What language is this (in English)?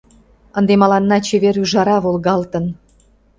Mari